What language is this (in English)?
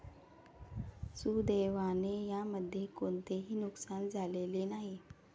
Marathi